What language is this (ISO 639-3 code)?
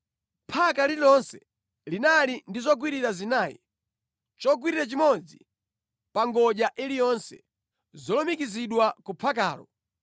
nya